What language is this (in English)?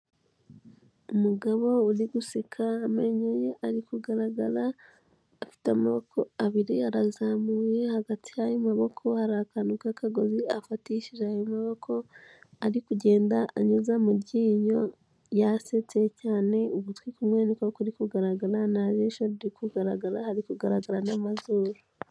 Kinyarwanda